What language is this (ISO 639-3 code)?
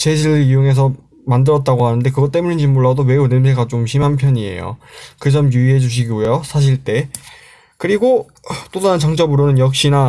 kor